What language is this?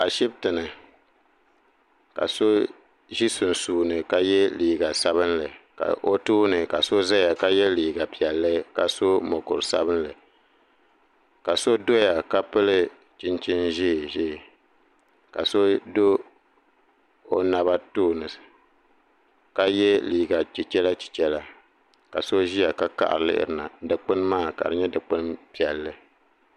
Dagbani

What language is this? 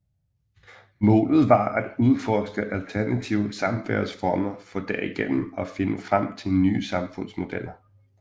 Danish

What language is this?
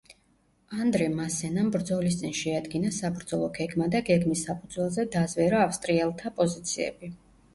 Georgian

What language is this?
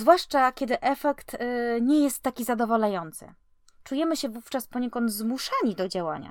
Polish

